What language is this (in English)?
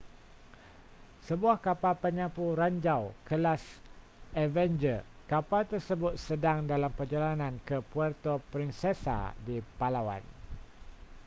Malay